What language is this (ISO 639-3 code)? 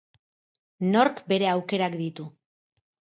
eus